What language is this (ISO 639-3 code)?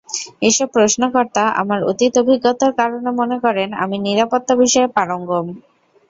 ben